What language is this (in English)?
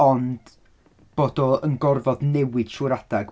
Welsh